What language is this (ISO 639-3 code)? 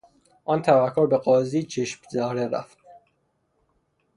fas